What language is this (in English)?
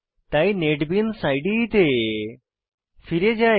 Bangla